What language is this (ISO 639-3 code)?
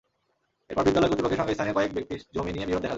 ben